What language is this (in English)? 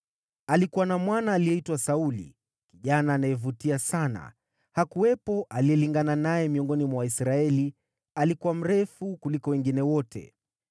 Swahili